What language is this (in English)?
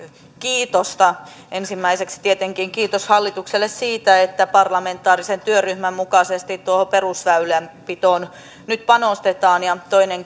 Finnish